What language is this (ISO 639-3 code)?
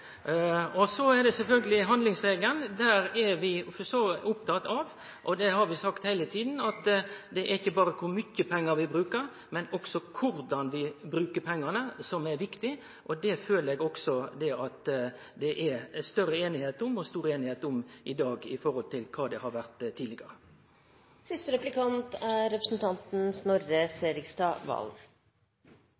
nor